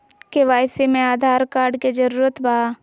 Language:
Magahi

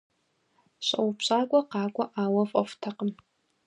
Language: Kabardian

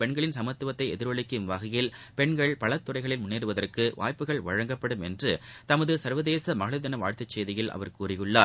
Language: Tamil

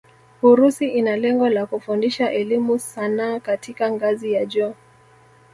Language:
Swahili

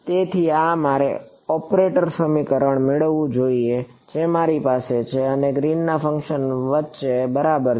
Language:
Gujarati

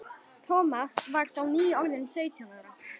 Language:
Icelandic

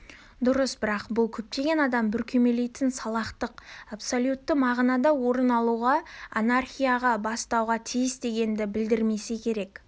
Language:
Kazakh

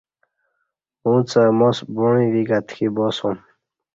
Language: Kati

